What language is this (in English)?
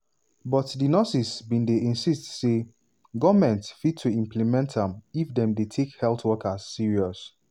Nigerian Pidgin